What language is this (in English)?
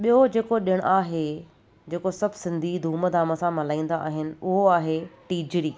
Sindhi